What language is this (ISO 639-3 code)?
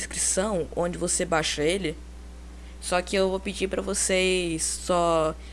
por